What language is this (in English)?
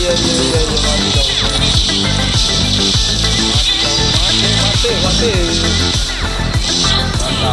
Indonesian